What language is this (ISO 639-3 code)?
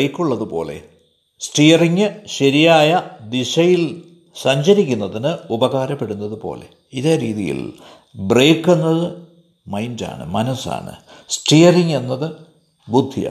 mal